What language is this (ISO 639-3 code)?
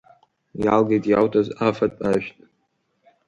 abk